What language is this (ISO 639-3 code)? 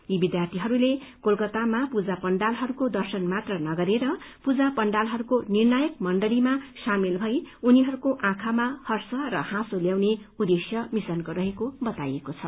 nep